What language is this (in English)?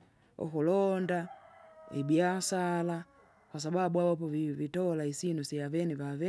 Kinga